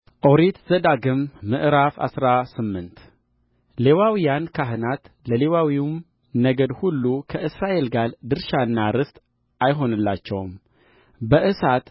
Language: Amharic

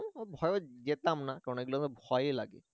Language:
Bangla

